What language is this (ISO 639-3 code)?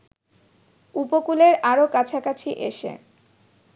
ben